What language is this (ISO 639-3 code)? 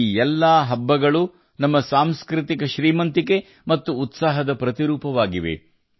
kan